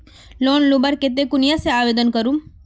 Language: Magahi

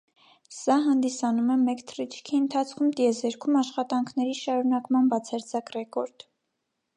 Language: Armenian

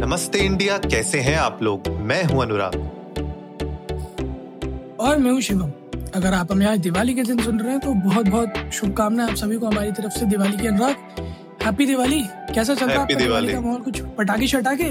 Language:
Hindi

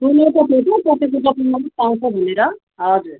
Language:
Nepali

